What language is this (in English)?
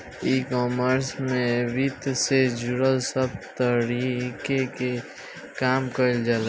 Bhojpuri